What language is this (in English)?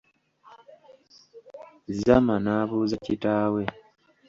Ganda